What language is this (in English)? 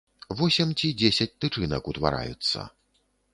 Belarusian